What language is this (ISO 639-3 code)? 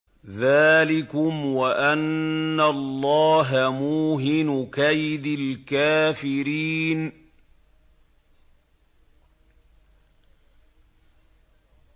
ara